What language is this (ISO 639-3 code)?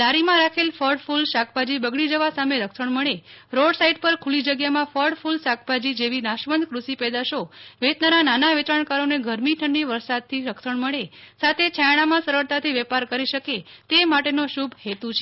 guj